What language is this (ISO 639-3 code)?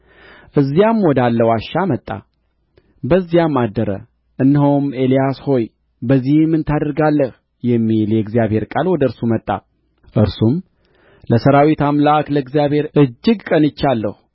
amh